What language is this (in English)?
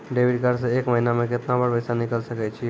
Maithili